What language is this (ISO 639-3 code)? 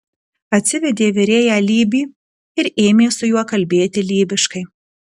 lit